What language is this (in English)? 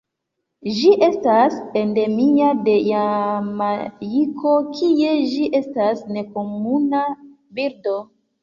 Esperanto